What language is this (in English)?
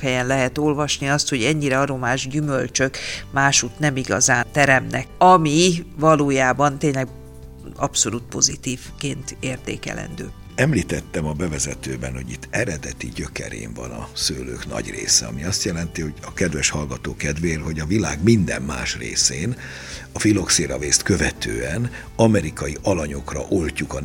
Hungarian